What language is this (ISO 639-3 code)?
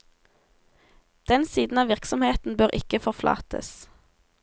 nor